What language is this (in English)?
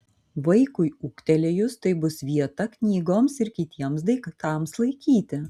Lithuanian